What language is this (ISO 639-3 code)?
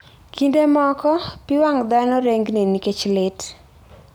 luo